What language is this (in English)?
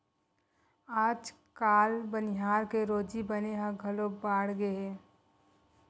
Chhattisgarhi